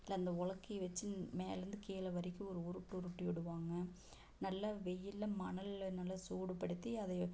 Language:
Tamil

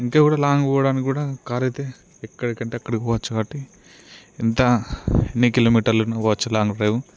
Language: Telugu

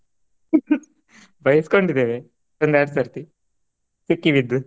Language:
Kannada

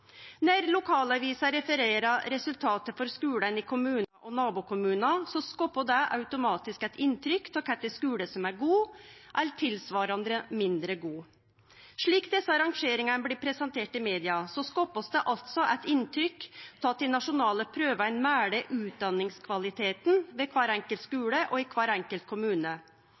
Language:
Norwegian Nynorsk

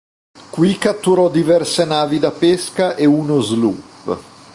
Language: Italian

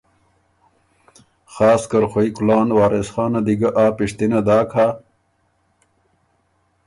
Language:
Ormuri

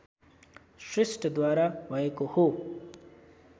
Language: Nepali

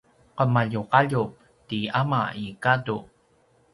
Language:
Paiwan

